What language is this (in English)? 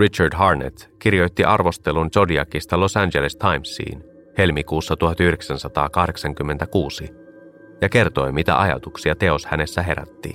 Finnish